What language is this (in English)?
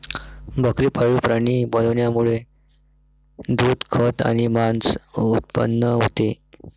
Marathi